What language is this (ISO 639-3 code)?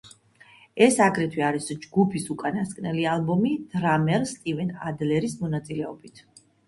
kat